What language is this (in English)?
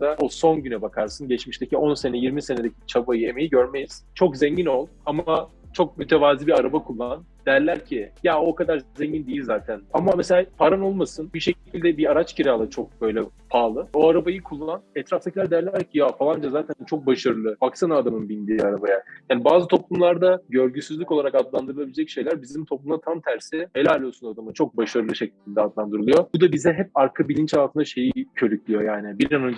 Turkish